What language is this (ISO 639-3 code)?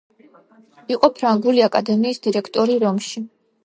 kat